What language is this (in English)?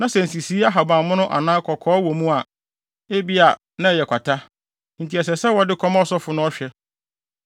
Akan